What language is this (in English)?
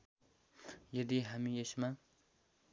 Nepali